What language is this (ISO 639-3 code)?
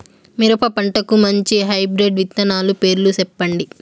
tel